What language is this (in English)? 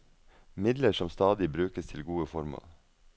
Norwegian